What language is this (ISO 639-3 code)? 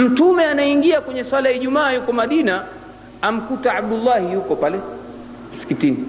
swa